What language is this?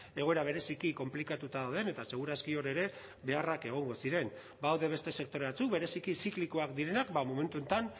Basque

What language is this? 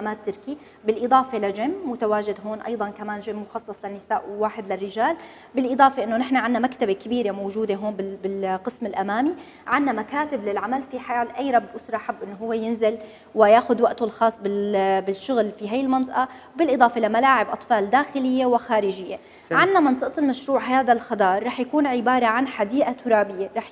Arabic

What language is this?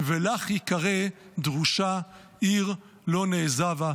Hebrew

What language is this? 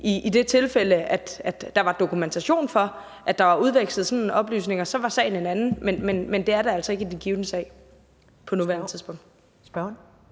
Danish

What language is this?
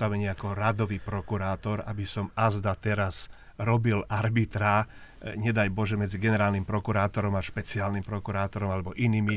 Slovak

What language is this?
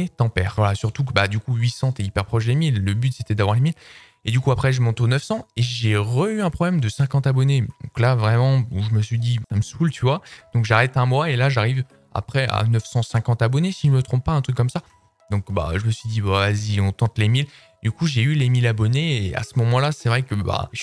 French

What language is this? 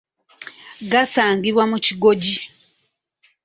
Ganda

